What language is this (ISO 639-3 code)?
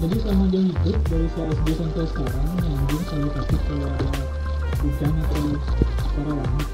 ind